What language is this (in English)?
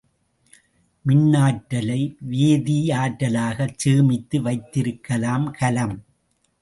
Tamil